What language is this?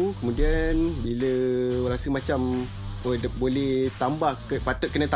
Malay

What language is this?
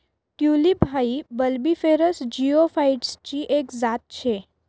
Marathi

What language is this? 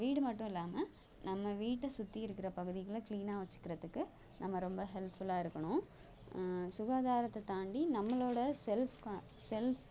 Tamil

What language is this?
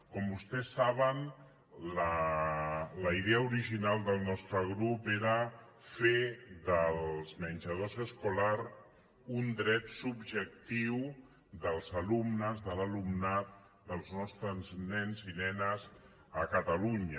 Catalan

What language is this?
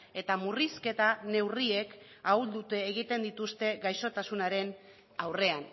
Basque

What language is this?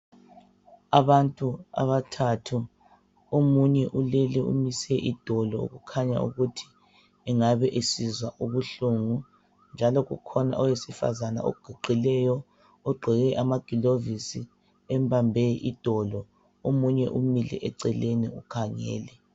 North Ndebele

